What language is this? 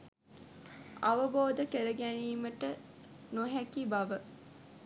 Sinhala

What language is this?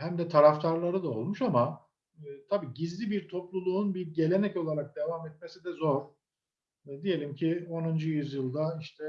Turkish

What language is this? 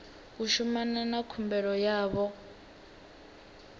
Venda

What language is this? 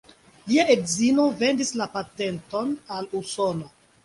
Esperanto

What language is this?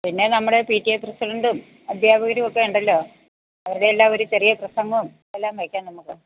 Malayalam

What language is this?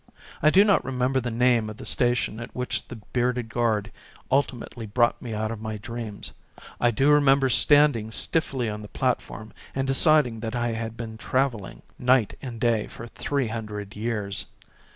English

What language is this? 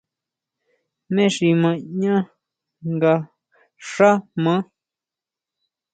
Huautla Mazatec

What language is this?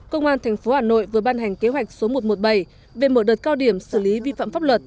Vietnamese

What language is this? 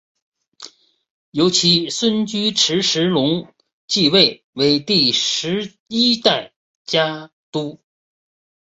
Chinese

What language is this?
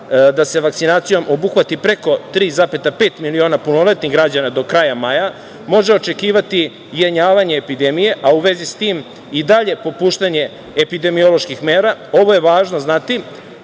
Serbian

